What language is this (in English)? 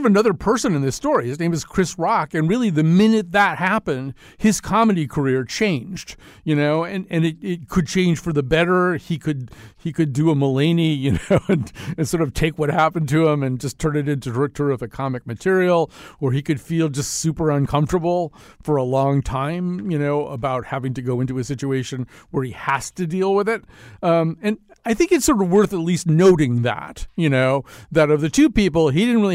English